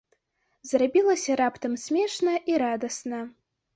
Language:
Belarusian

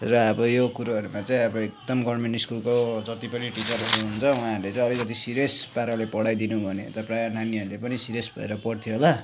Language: Nepali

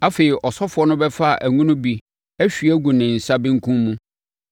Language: Akan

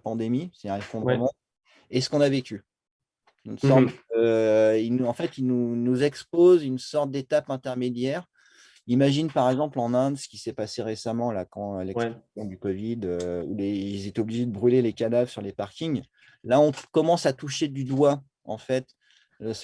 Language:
French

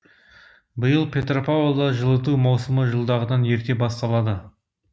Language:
Kazakh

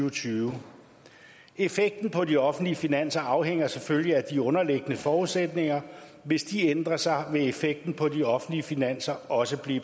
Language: Danish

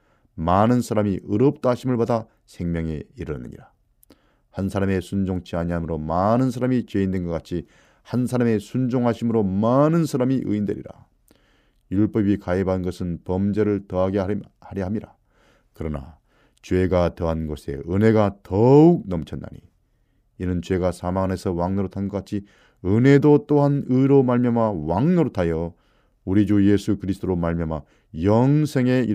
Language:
Korean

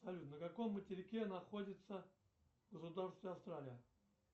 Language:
Russian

